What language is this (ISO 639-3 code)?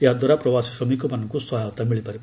ori